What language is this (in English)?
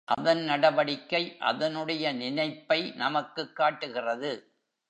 Tamil